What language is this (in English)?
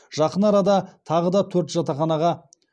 Kazakh